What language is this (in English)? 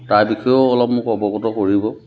Assamese